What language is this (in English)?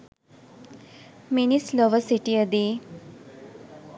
Sinhala